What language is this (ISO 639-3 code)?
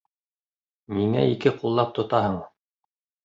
bak